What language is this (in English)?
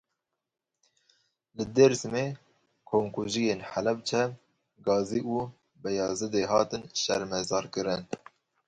Kurdish